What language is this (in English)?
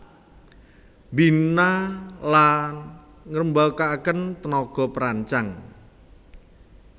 Javanese